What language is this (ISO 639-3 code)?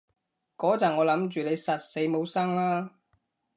yue